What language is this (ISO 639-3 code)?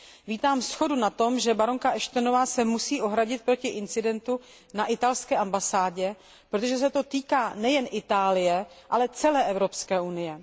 ces